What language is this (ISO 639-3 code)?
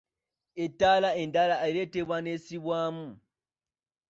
lug